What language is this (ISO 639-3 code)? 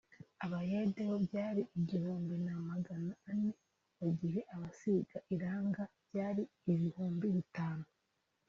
kin